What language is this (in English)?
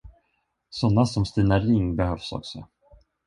Swedish